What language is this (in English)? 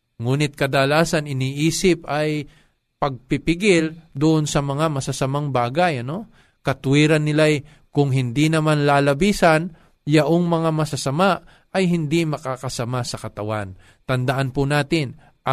Filipino